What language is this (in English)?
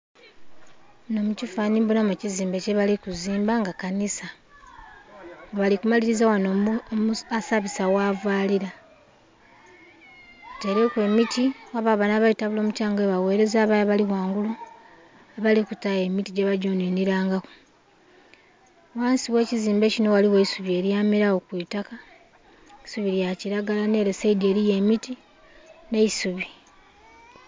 Soga